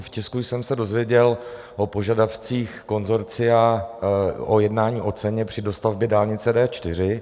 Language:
Czech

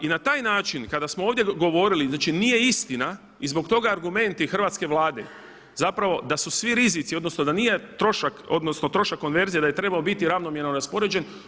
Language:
Croatian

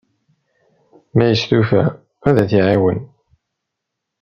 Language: Kabyle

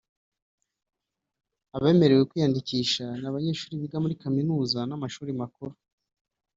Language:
Kinyarwanda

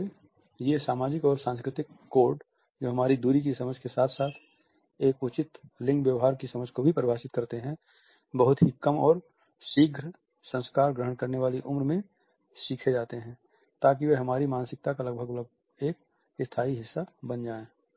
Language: Hindi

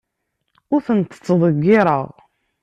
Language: Kabyle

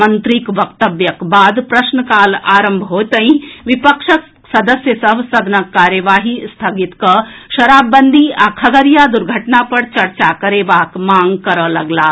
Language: Maithili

